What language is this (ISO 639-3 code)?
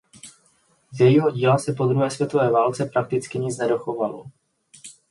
ces